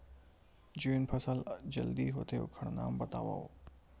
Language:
Chhattisgarhi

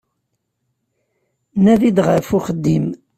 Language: Kabyle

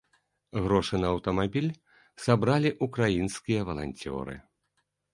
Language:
Belarusian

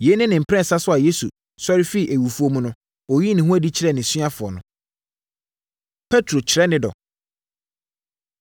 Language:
Akan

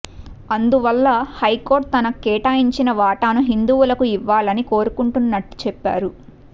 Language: Telugu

